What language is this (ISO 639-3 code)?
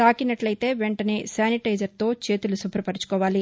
tel